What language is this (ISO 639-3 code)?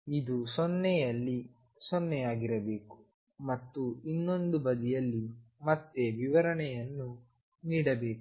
kan